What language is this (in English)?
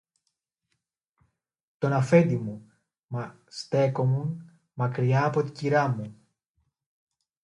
Greek